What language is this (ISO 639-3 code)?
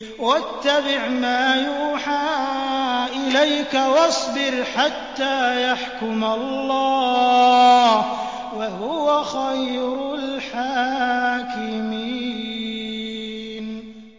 ara